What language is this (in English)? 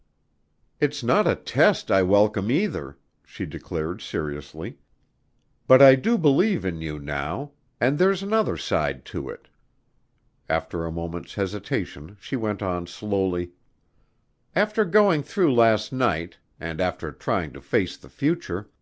English